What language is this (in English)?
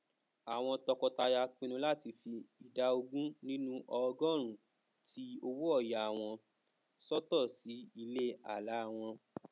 Yoruba